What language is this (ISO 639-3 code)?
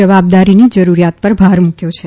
guj